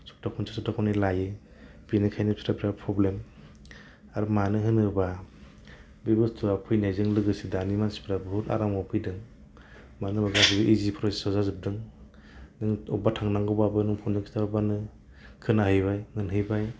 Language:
Bodo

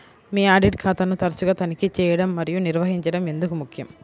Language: Telugu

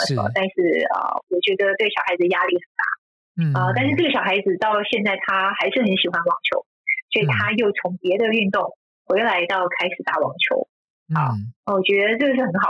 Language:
Chinese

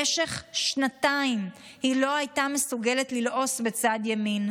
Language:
Hebrew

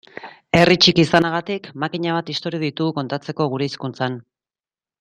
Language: Basque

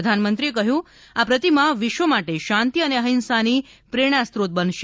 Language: Gujarati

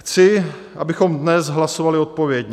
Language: Czech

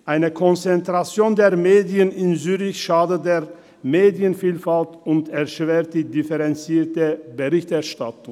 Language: Swiss German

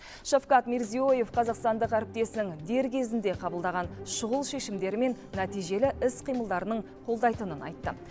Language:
Kazakh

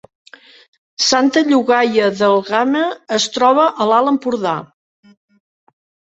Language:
Catalan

